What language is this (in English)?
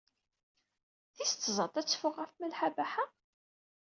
Kabyle